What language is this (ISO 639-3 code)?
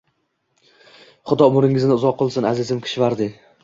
uzb